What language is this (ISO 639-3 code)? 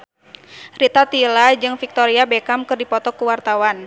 sun